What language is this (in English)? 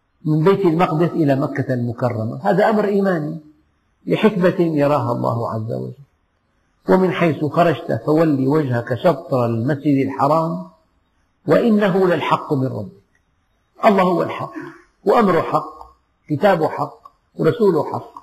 Arabic